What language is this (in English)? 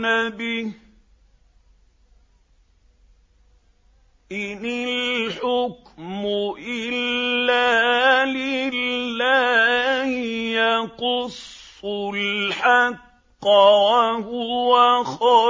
Arabic